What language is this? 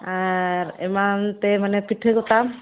Santali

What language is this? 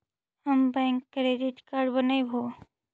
Magahi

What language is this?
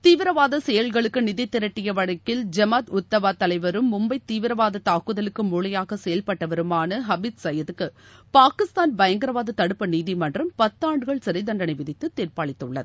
Tamil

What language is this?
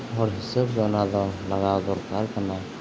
Santali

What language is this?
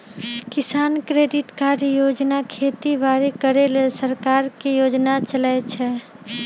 Magahi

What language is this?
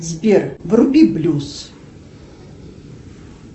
Russian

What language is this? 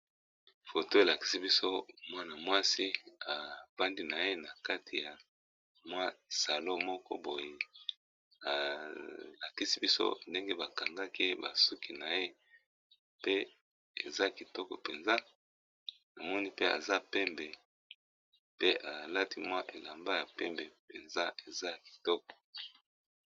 Lingala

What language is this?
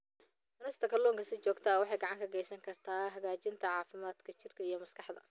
Somali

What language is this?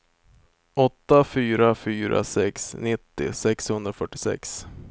Swedish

